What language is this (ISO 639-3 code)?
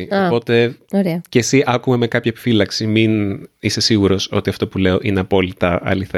ell